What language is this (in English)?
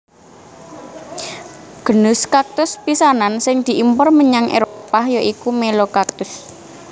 Javanese